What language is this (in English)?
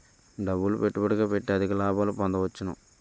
Telugu